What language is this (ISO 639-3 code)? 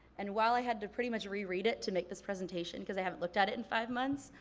eng